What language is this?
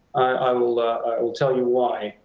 English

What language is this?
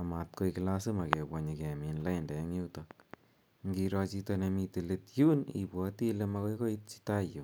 Kalenjin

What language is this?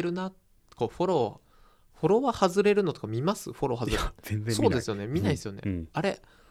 Japanese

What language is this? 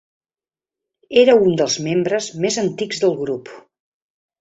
Catalan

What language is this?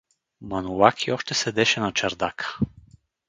Bulgarian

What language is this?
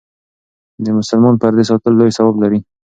Pashto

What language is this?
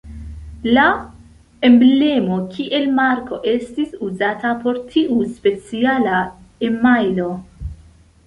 Esperanto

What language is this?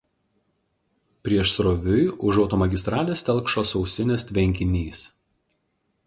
Lithuanian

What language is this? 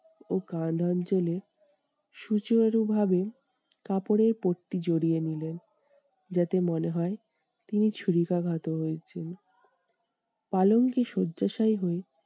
Bangla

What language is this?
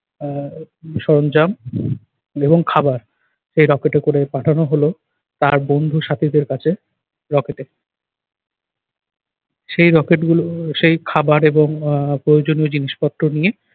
Bangla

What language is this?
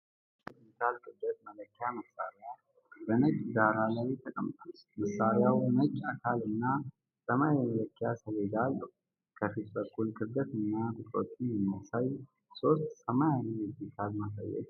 Amharic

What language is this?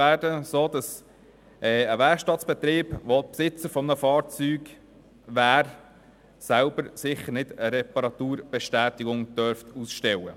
Swiss German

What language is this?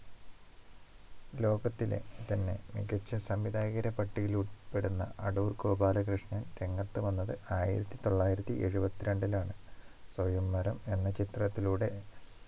Malayalam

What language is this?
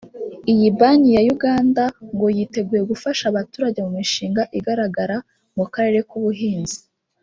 Kinyarwanda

